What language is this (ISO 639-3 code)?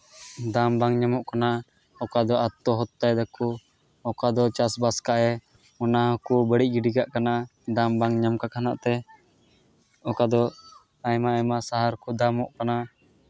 sat